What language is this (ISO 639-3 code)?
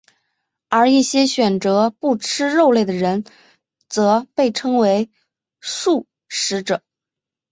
zho